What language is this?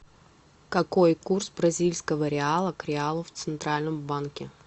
Russian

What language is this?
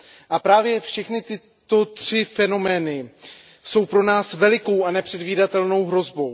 Czech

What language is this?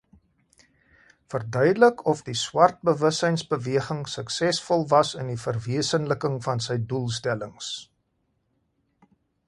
Afrikaans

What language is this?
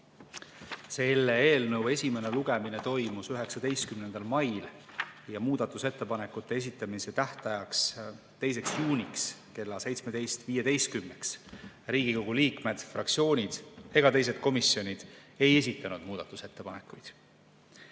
Estonian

